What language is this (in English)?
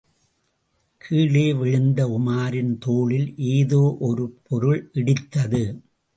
Tamil